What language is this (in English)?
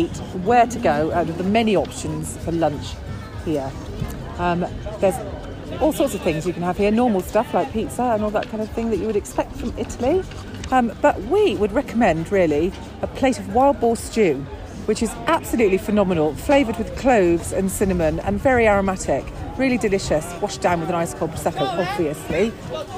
English